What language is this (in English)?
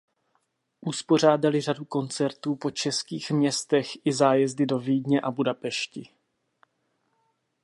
Czech